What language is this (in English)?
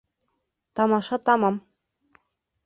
Bashkir